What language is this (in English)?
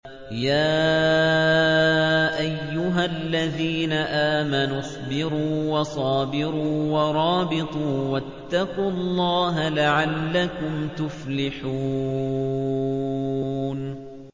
Arabic